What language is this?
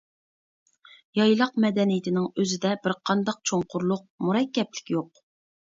Uyghur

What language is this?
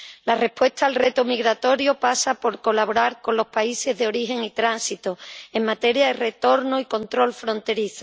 Spanish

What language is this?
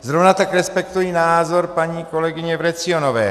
Czech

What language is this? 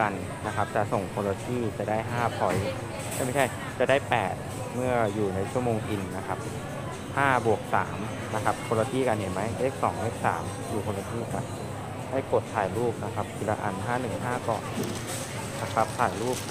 Thai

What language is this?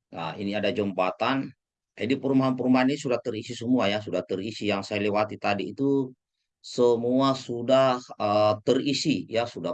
Indonesian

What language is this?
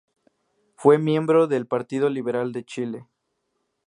Spanish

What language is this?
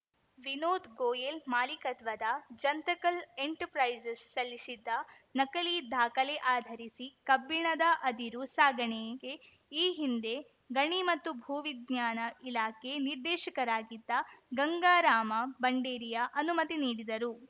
Kannada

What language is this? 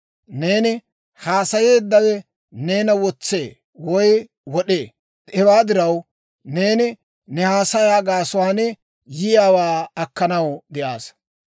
Dawro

